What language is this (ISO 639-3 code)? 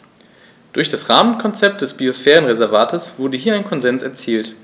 deu